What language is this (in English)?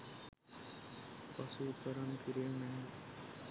Sinhala